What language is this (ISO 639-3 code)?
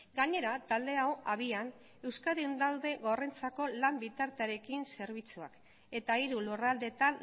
eus